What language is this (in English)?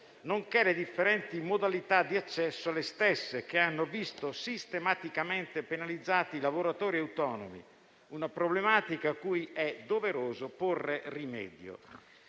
Italian